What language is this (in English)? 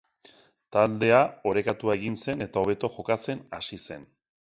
Basque